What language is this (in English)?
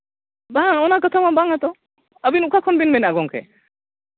Santali